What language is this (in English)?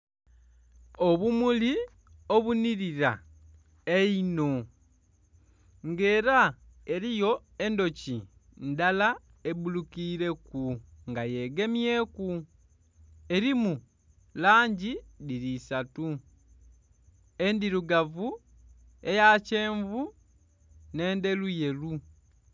Soga